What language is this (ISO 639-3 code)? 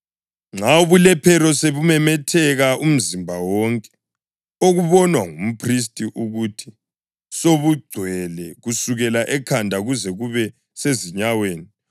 nde